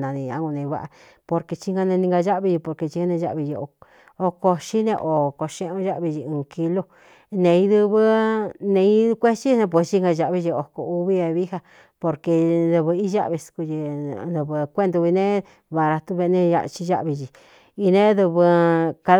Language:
Cuyamecalco Mixtec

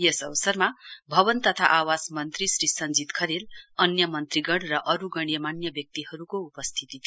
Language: Nepali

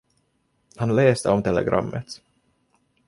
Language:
Swedish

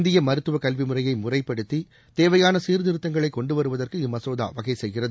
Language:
Tamil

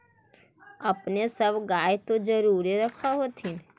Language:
Magahi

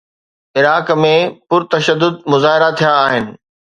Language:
Sindhi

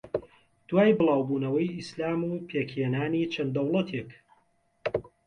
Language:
Central Kurdish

